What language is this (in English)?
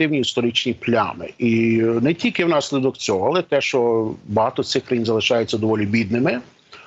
Ukrainian